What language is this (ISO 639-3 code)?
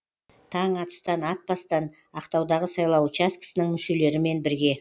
kaz